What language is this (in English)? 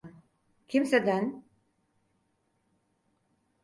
Turkish